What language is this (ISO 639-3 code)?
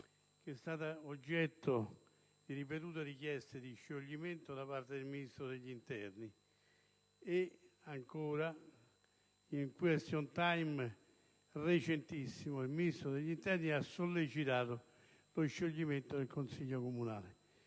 ita